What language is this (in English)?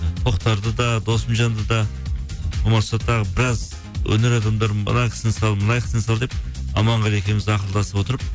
Kazakh